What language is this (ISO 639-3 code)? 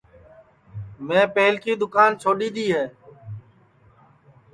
ssi